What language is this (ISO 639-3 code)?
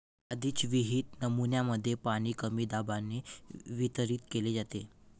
mar